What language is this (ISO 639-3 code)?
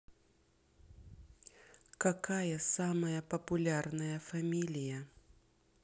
rus